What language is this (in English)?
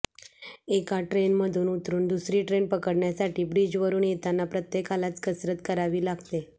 Marathi